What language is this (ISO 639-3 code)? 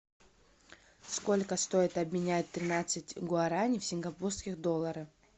rus